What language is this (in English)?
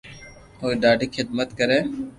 Loarki